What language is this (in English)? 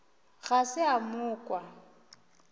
Northern Sotho